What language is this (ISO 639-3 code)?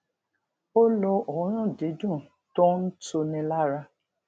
yor